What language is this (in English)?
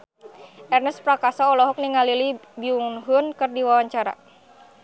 Sundanese